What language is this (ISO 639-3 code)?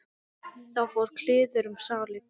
isl